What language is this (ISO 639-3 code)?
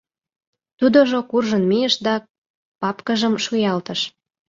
chm